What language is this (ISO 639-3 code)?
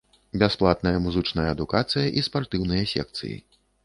bel